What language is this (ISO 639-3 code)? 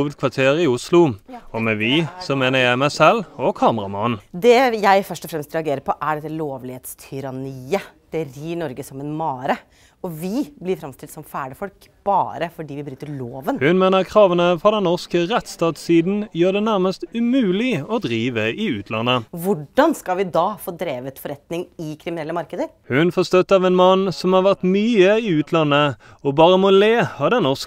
nor